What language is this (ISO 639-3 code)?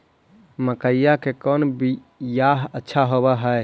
mag